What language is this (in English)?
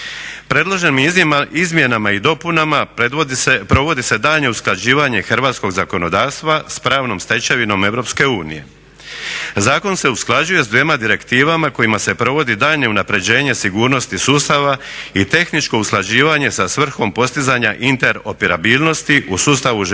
Croatian